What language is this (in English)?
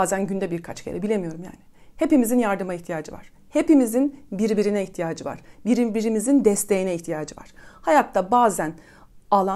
Turkish